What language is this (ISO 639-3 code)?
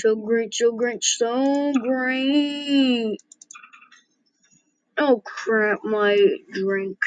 eng